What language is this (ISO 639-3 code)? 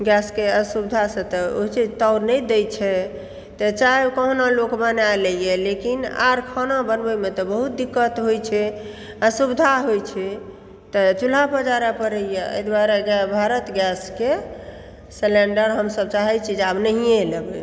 mai